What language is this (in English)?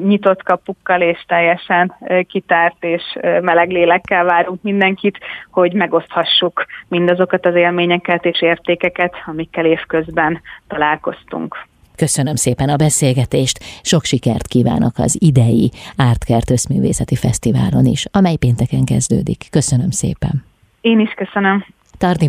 Hungarian